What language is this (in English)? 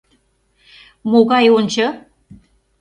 Mari